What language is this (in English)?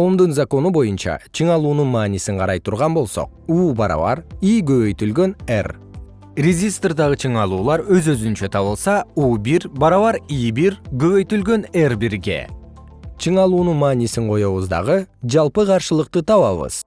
Kyrgyz